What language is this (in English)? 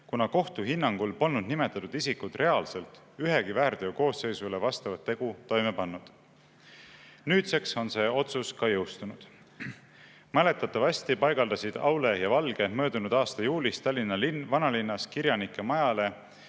Estonian